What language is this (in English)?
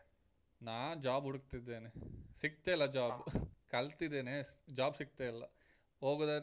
Kannada